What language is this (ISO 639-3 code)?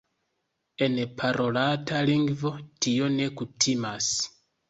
epo